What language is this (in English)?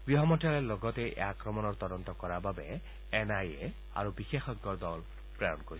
Assamese